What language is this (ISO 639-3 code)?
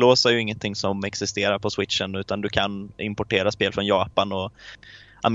swe